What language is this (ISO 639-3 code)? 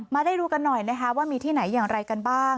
tha